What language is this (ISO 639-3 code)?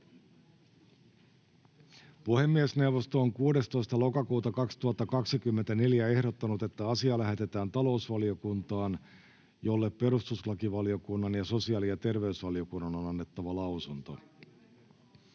fin